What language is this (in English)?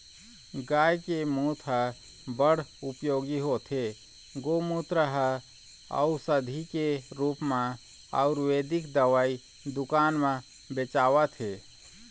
Chhattisgarhi